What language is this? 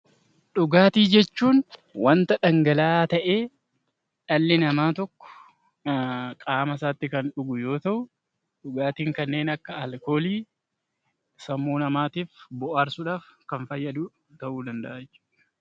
Oromo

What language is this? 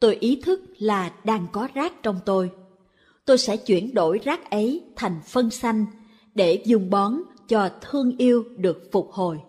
Vietnamese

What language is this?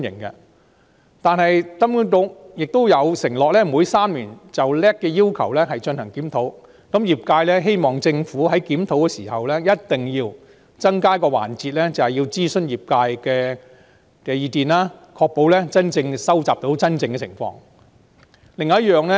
Cantonese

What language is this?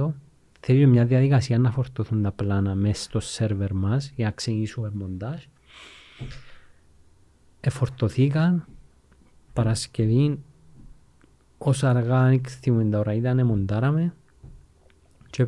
Greek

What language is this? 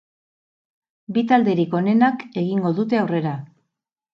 Basque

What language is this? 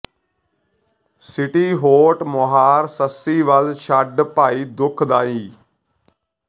Punjabi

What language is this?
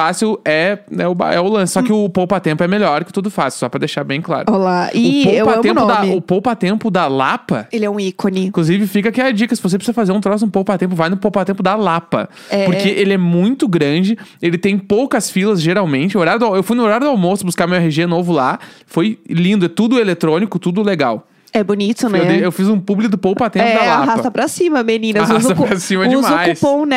Portuguese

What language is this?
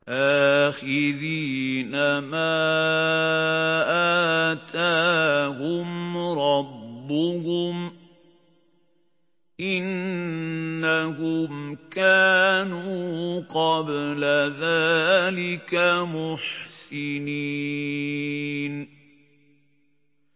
Arabic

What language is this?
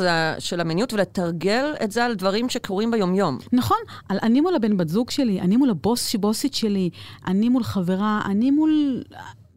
Hebrew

